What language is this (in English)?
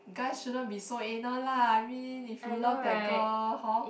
English